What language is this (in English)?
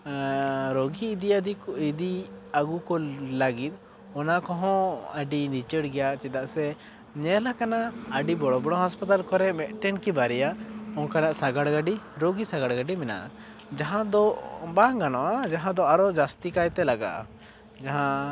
Santali